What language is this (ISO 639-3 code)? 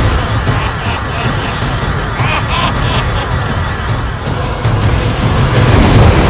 ind